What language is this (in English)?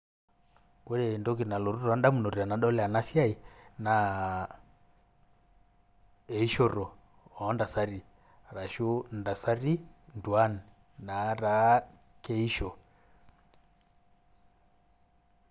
Masai